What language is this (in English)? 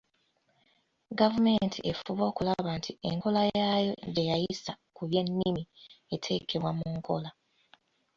Ganda